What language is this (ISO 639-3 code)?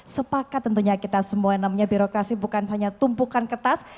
ind